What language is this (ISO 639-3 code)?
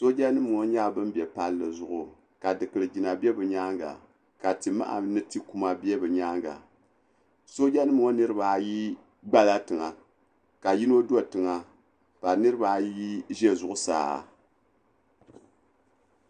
dag